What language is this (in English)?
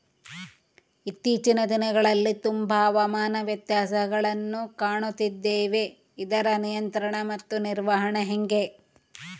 Kannada